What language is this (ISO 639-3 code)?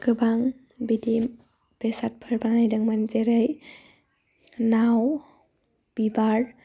brx